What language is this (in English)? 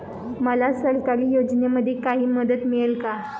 Marathi